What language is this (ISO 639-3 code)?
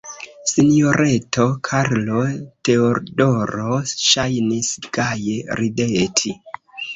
epo